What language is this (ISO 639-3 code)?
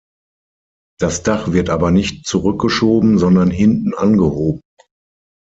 deu